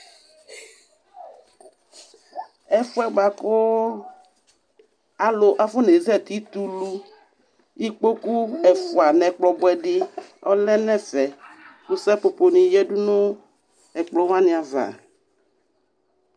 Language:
Ikposo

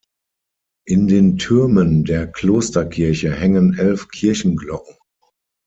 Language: German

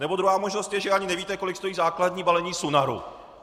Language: Czech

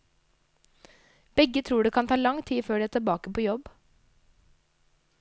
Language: Norwegian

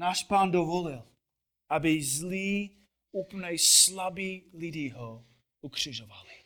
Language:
Czech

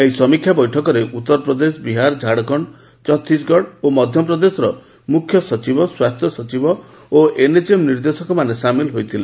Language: Odia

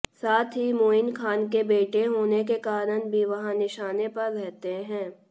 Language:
Hindi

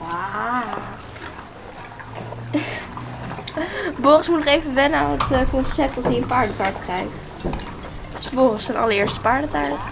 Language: Dutch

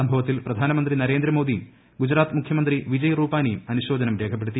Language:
Malayalam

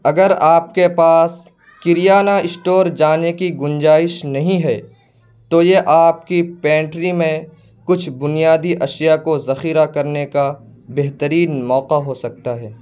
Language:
Urdu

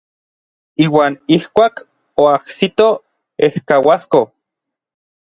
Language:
Orizaba Nahuatl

